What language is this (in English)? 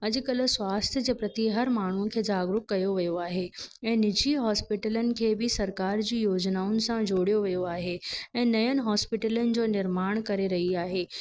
Sindhi